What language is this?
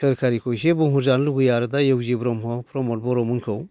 Bodo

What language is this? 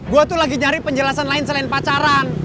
Indonesian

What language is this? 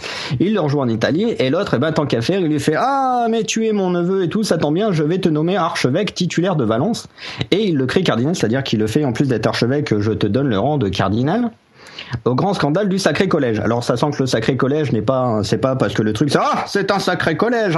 French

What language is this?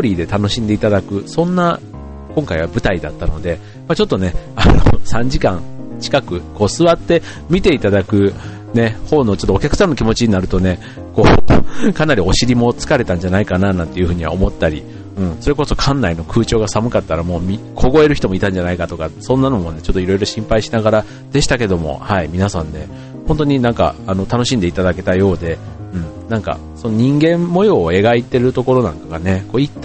Japanese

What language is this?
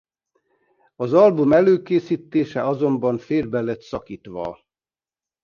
Hungarian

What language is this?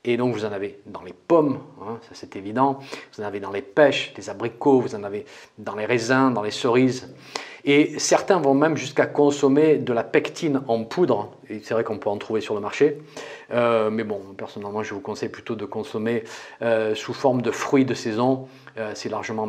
French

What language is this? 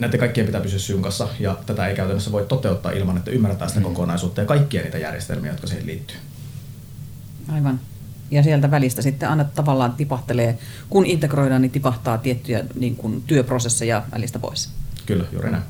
Finnish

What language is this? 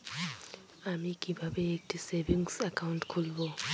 Bangla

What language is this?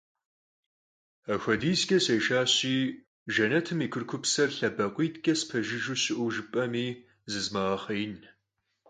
Kabardian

